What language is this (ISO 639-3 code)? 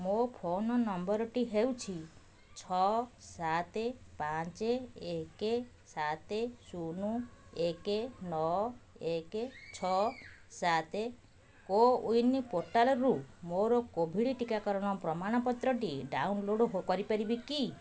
ori